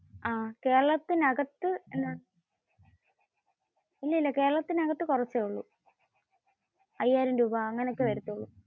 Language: Malayalam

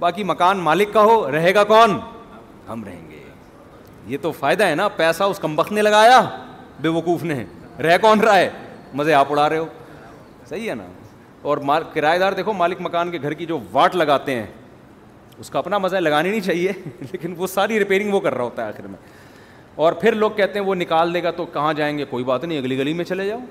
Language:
Urdu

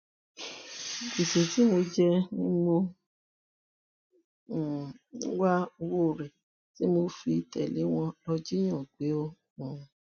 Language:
Yoruba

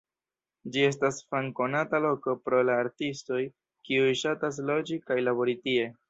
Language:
Esperanto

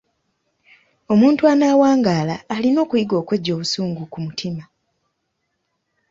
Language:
Ganda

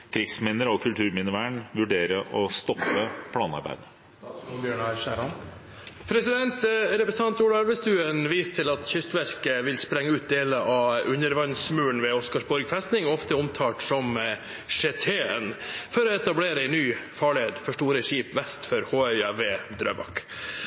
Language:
Norwegian Bokmål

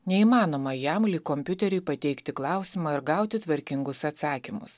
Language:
Lithuanian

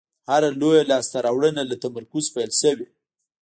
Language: Pashto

